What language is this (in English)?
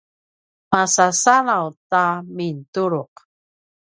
Paiwan